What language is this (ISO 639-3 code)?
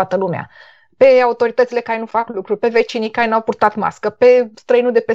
ron